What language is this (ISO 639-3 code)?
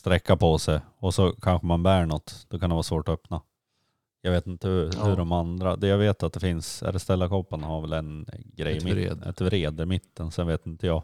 swe